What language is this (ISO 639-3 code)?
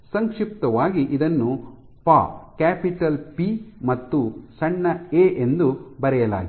kan